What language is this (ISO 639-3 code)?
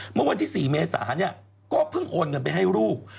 tha